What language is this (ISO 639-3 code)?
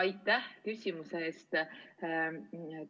est